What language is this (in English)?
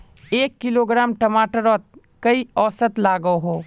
Magahi